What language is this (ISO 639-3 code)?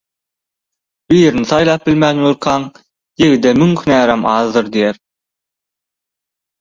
tuk